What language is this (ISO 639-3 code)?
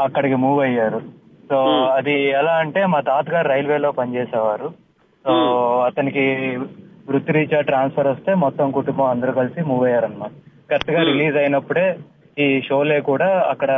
tel